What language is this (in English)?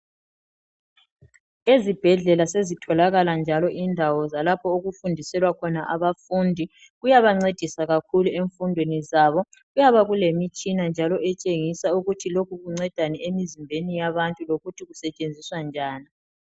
North Ndebele